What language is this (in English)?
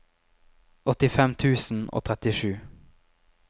Norwegian